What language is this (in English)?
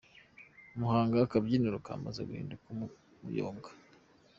Kinyarwanda